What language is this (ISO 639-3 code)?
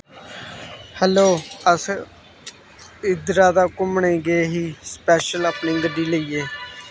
doi